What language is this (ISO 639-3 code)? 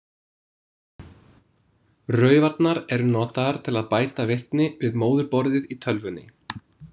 isl